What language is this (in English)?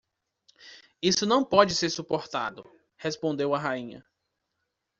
Portuguese